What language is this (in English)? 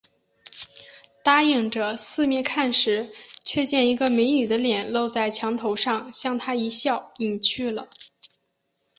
Chinese